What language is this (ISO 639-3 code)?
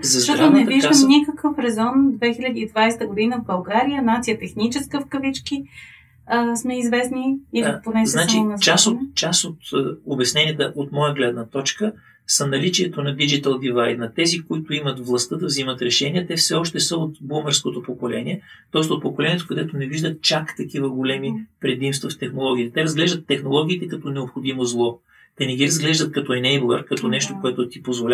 bul